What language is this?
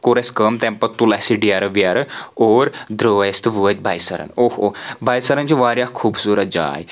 Kashmiri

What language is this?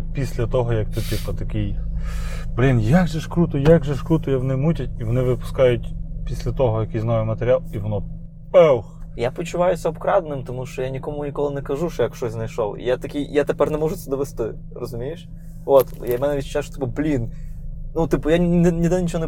Ukrainian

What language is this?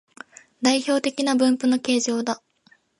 Japanese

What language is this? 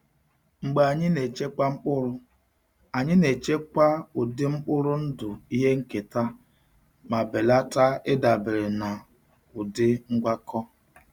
Igbo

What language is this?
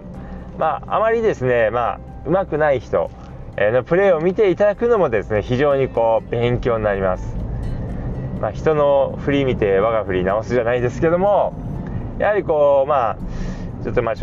Japanese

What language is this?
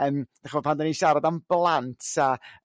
Welsh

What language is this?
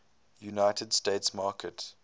English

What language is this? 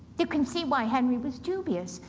English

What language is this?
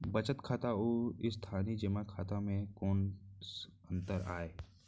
Chhattisgarhi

